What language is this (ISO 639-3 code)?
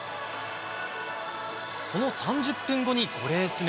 jpn